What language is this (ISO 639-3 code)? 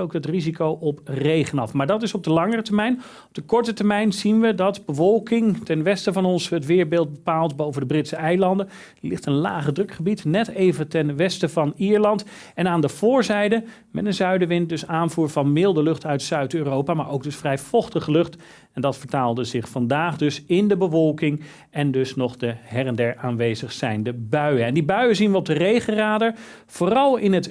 nld